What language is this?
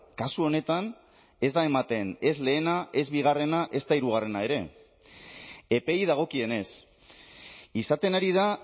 Basque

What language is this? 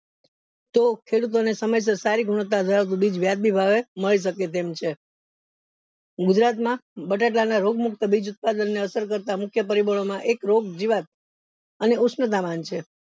Gujarati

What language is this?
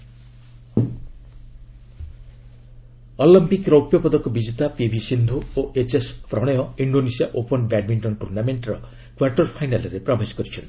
Odia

